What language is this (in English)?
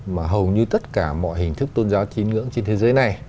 Vietnamese